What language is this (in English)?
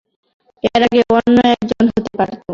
Bangla